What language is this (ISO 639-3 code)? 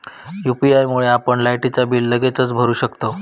mar